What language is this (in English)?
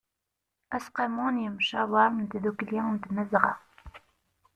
Kabyle